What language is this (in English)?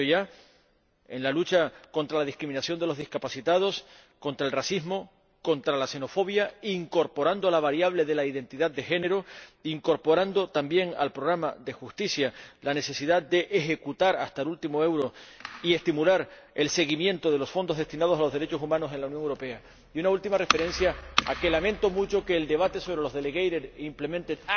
Spanish